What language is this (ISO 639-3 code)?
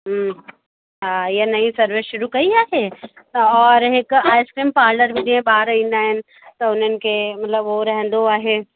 snd